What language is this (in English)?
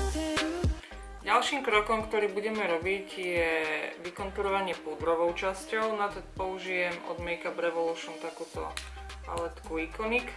English